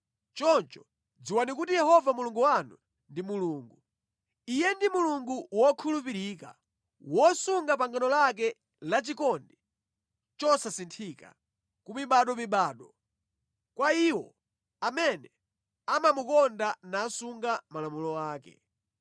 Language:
Nyanja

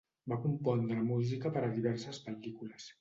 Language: Catalan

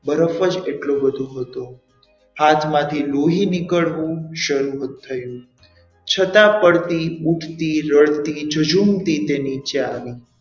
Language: Gujarati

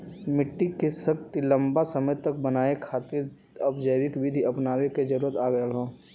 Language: Bhojpuri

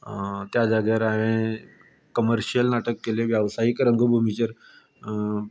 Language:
Konkani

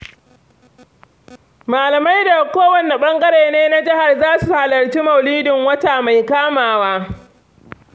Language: Hausa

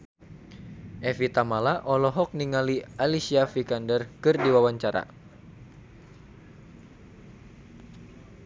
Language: Sundanese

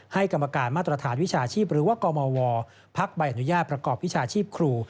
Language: Thai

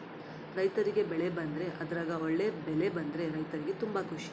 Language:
Kannada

